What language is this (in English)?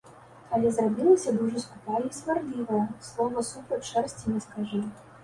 Belarusian